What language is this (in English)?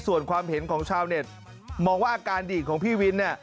Thai